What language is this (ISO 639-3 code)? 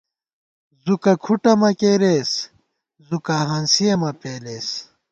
gwt